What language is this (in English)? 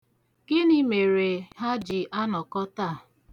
Igbo